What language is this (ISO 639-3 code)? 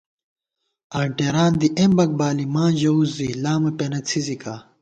gwt